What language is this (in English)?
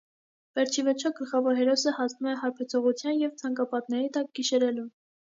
Armenian